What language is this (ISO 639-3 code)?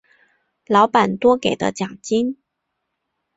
zho